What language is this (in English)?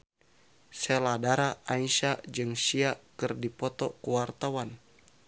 Sundanese